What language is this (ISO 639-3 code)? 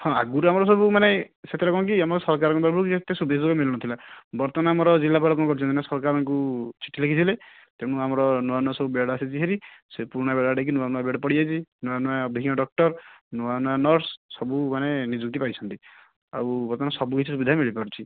ori